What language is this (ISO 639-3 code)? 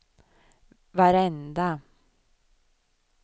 swe